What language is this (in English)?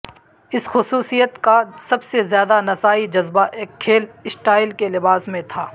Urdu